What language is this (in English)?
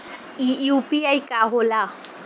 Bhojpuri